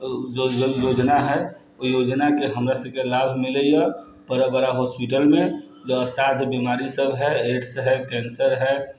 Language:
Maithili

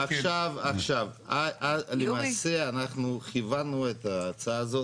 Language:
Hebrew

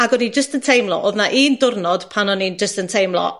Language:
Welsh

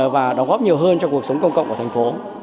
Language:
Vietnamese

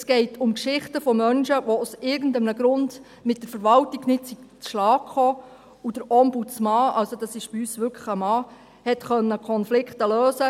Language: Swiss German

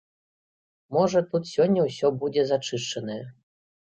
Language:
Belarusian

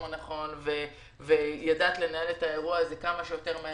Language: Hebrew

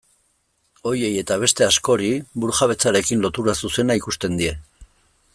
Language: Basque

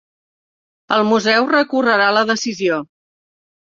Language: Catalan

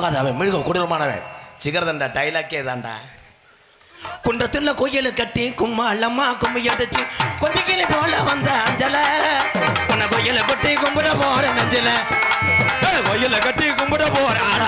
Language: Tamil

